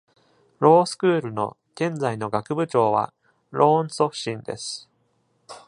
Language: Japanese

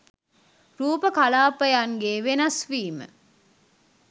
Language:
Sinhala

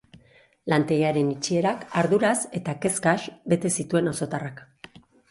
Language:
Basque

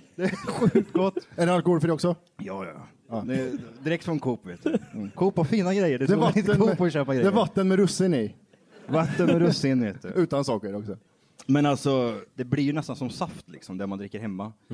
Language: Swedish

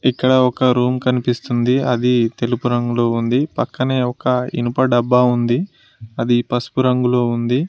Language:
Telugu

